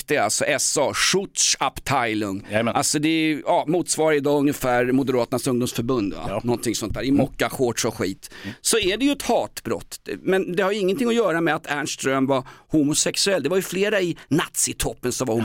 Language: Swedish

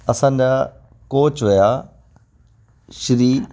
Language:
Sindhi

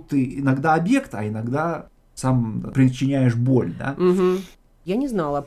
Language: Russian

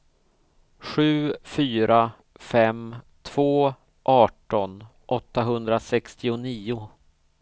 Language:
Swedish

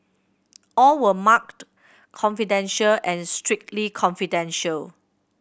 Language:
English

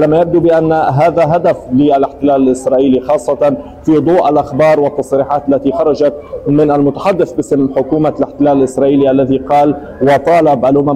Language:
Arabic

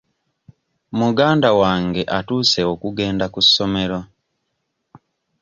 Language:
Ganda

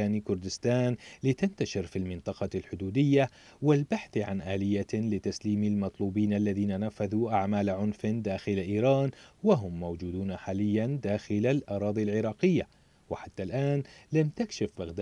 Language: Arabic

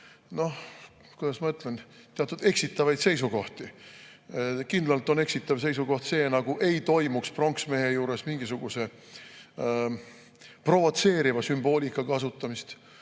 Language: Estonian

